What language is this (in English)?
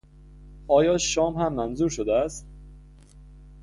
Persian